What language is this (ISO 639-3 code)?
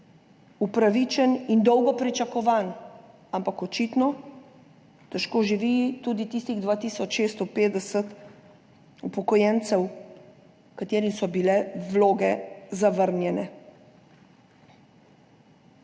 slv